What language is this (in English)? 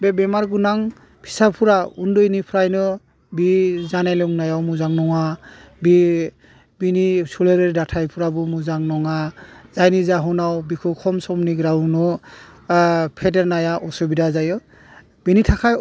Bodo